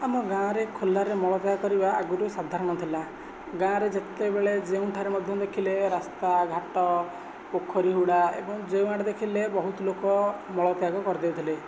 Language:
Odia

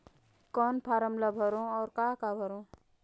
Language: Chhattisgarhi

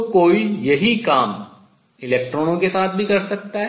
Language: Hindi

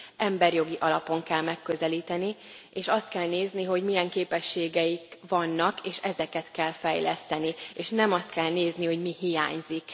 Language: Hungarian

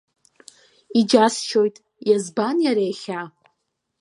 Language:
Abkhazian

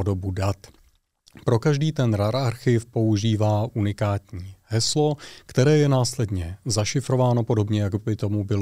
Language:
Czech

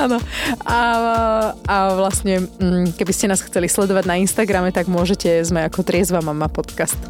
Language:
Slovak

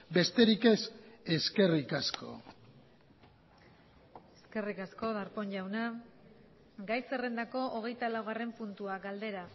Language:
Basque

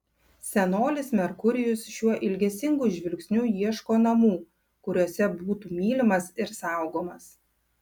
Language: Lithuanian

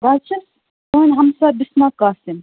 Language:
Kashmiri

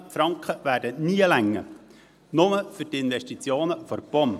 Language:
Swiss German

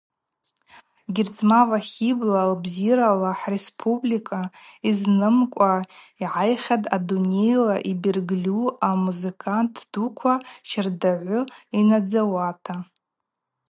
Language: Abaza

